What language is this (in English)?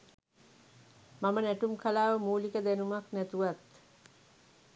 Sinhala